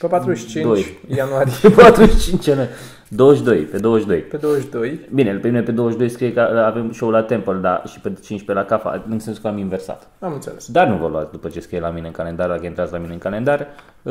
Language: Romanian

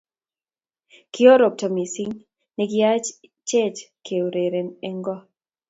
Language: Kalenjin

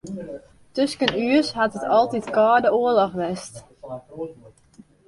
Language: Western Frisian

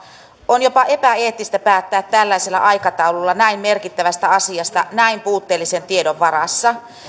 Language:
Finnish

